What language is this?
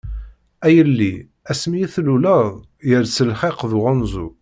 Kabyle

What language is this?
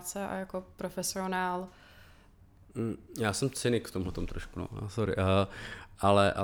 Czech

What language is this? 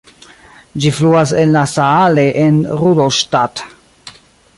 Esperanto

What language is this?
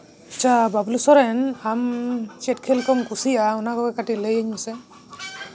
Santali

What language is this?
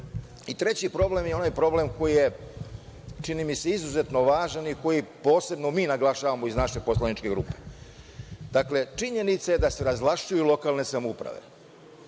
Serbian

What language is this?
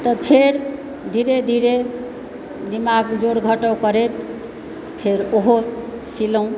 Maithili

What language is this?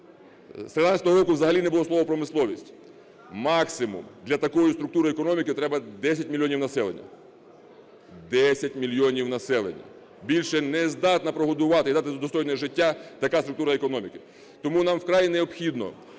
Ukrainian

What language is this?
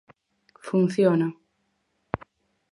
Galician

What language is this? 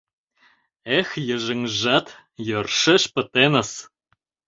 Mari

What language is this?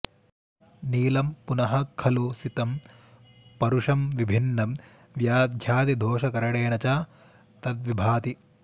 Sanskrit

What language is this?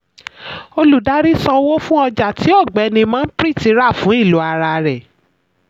Yoruba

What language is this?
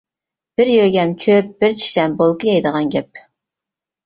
Uyghur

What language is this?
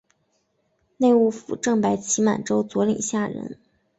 Chinese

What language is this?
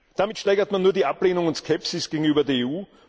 German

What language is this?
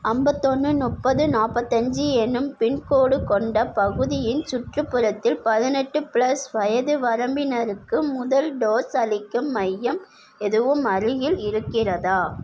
Tamil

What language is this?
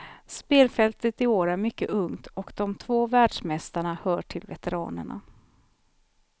Swedish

